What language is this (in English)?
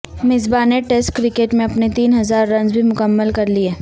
Urdu